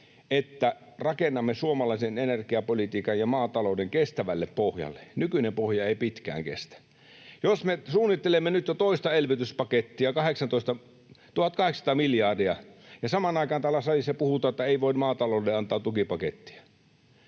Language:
Finnish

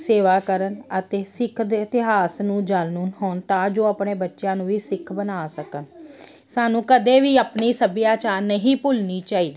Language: Punjabi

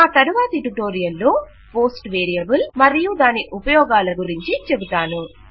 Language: Telugu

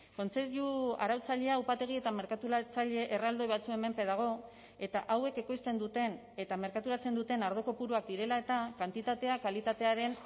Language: Basque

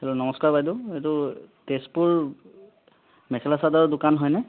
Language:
Assamese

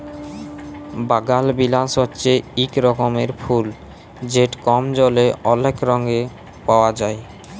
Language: Bangla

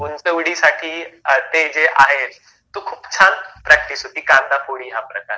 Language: Marathi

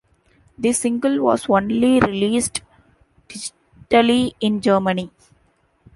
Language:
English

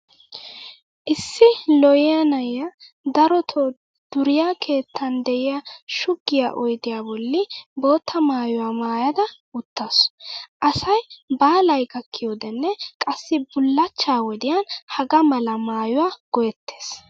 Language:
Wolaytta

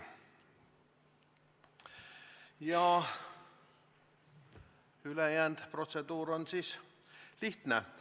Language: Estonian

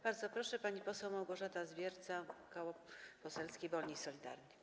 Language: Polish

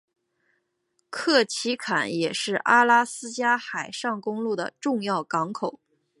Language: Chinese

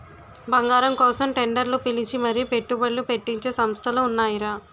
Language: Telugu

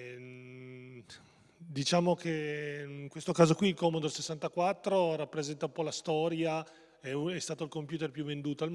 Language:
Italian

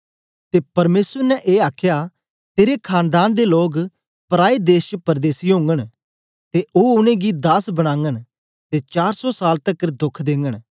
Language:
Dogri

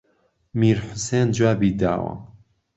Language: Central Kurdish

